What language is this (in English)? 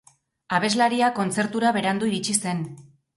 Basque